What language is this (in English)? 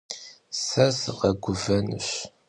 Kabardian